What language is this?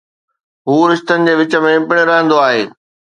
Sindhi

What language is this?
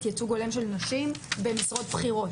Hebrew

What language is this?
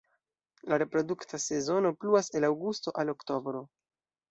Esperanto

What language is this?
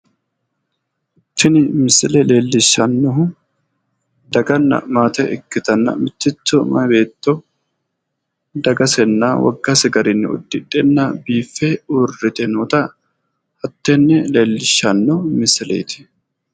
Sidamo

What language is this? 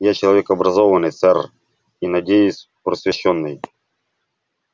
Russian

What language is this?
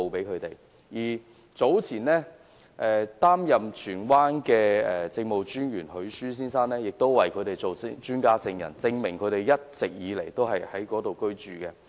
Cantonese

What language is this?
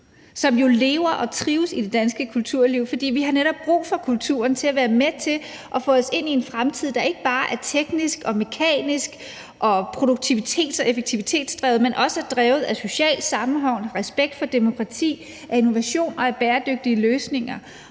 Danish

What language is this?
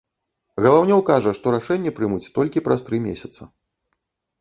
Belarusian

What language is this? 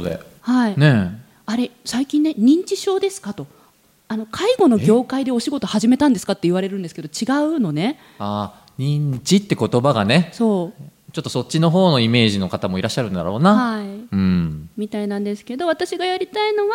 Japanese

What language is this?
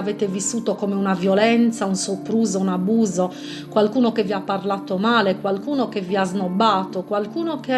Italian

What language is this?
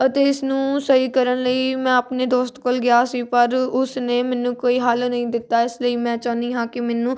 Punjabi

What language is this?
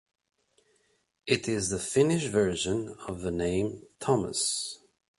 English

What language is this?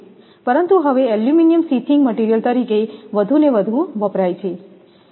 Gujarati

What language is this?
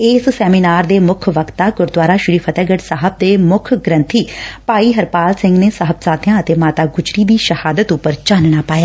Punjabi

